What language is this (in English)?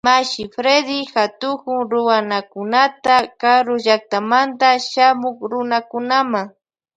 Loja Highland Quichua